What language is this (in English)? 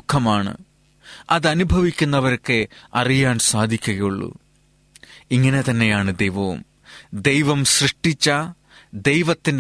Malayalam